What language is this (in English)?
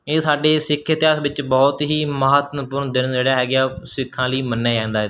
Punjabi